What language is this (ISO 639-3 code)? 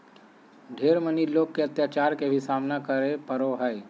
mag